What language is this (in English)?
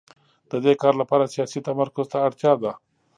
Pashto